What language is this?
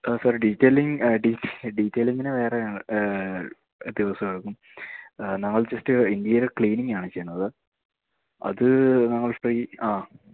Malayalam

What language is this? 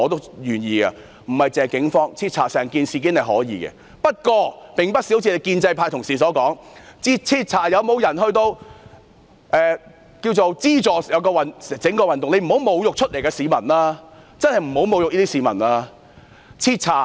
Cantonese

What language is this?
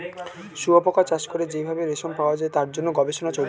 Bangla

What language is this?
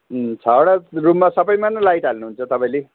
Nepali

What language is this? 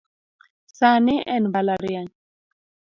Luo (Kenya and Tanzania)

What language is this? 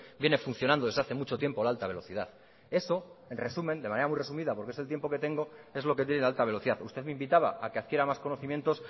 Spanish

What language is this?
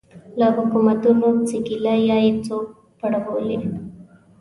Pashto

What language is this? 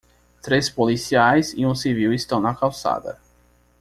Portuguese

